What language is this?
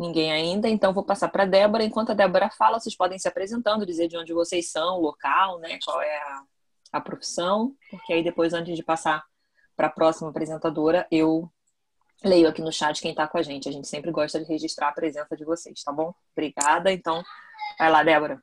Portuguese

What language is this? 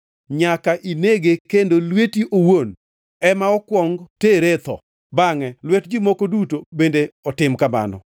Luo (Kenya and Tanzania)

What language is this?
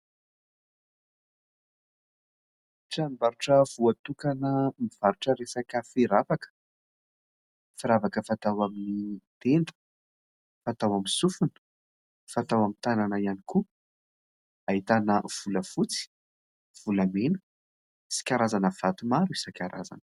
Malagasy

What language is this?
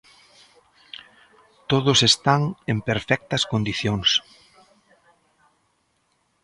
Galician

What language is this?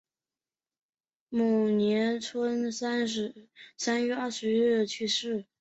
Chinese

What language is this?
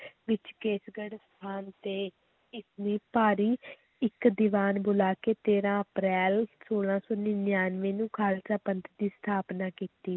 Punjabi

